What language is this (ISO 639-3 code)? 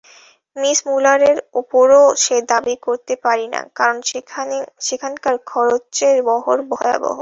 ben